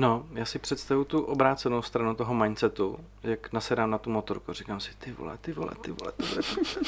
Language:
Czech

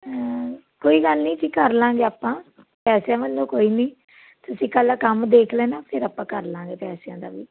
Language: Punjabi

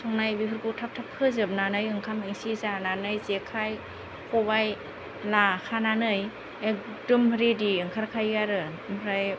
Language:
Bodo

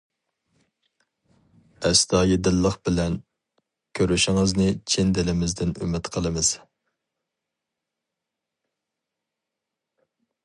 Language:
Uyghur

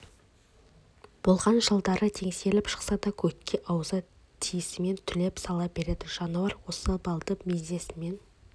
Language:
Kazakh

